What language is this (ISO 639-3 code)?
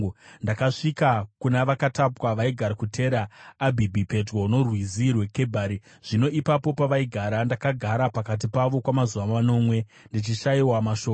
sna